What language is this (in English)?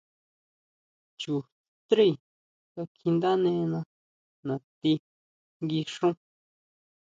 Huautla Mazatec